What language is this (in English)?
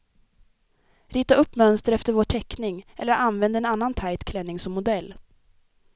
Swedish